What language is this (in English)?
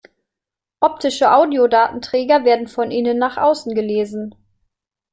German